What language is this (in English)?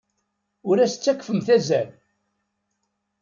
Kabyle